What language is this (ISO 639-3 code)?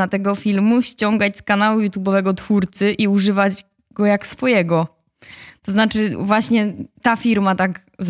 pol